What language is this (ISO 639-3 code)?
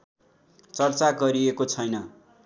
nep